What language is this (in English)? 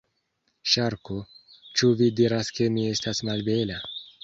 Esperanto